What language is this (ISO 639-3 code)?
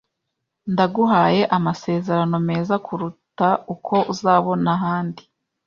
kin